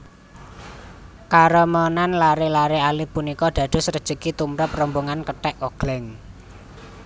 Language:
Javanese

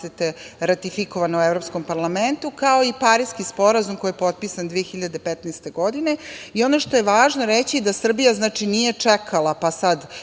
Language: Serbian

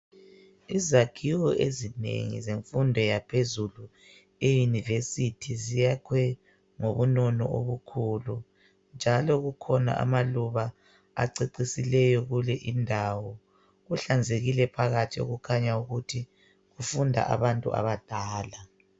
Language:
North Ndebele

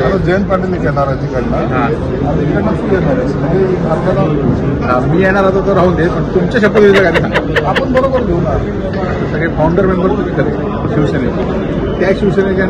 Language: Marathi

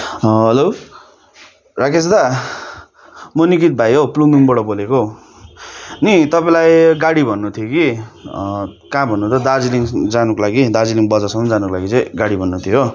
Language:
Nepali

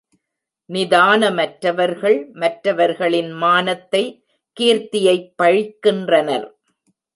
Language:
Tamil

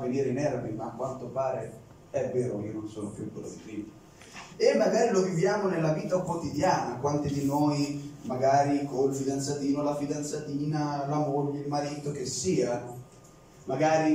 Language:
Italian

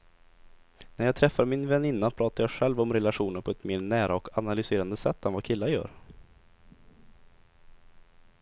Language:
Swedish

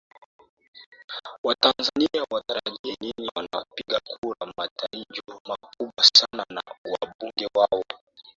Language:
Swahili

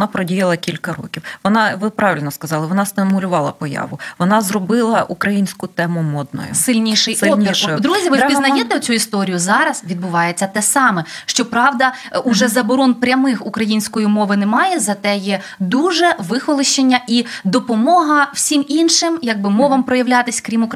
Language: Ukrainian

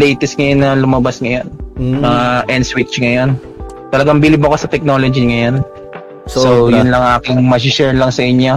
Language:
Filipino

